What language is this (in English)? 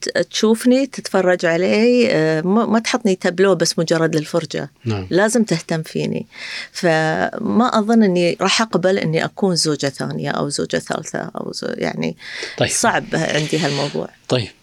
Arabic